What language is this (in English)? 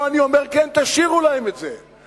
Hebrew